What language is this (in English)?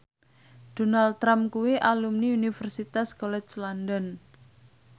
Javanese